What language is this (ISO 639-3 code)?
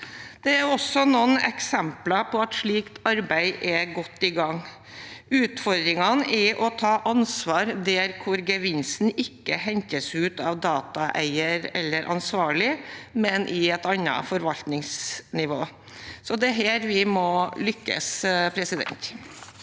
nor